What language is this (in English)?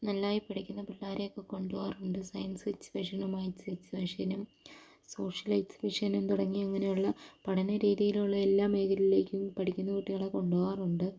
Malayalam